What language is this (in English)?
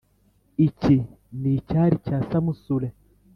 Kinyarwanda